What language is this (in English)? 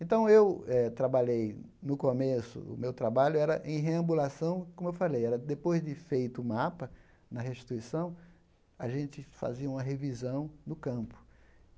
Portuguese